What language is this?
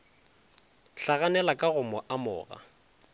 Northern Sotho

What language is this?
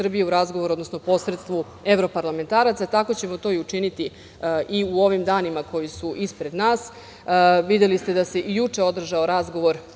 Serbian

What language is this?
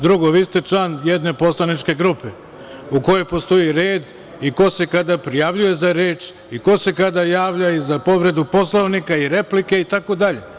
Serbian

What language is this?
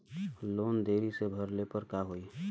Bhojpuri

